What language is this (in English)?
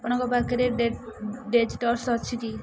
Odia